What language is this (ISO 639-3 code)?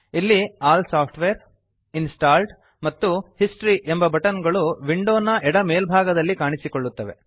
kan